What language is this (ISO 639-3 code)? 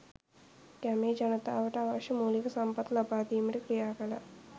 sin